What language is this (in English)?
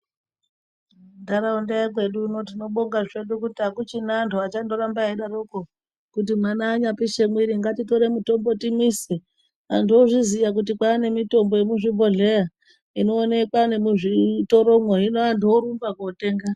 Ndau